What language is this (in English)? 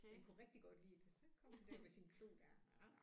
Danish